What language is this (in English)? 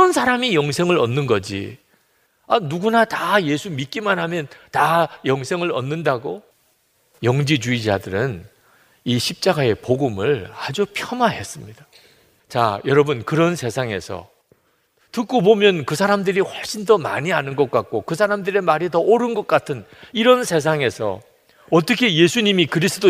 Korean